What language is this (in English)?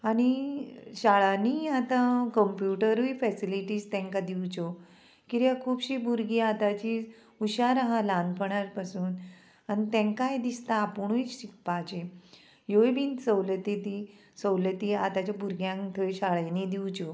Konkani